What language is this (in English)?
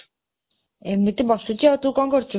Odia